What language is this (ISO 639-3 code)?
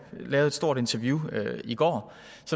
dan